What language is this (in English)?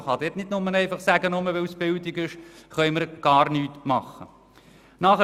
Swiss German